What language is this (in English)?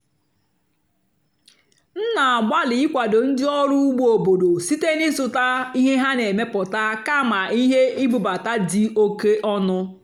Igbo